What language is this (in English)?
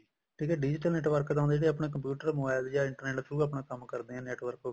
Punjabi